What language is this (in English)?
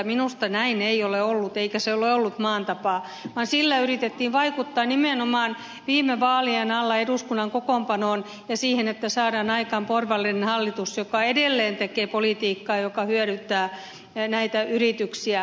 Finnish